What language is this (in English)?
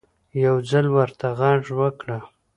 Pashto